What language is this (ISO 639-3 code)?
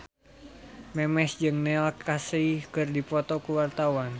sun